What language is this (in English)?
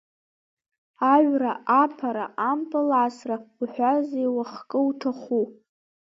Abkhazian